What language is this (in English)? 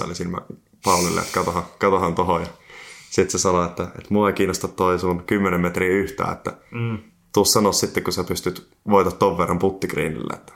Finnish